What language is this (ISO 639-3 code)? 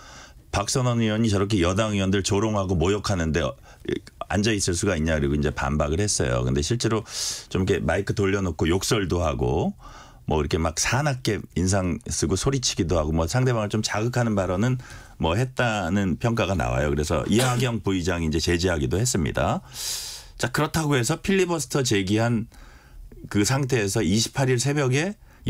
kor